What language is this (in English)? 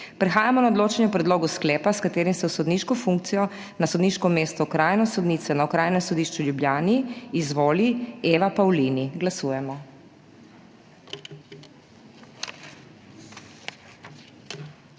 Slovenian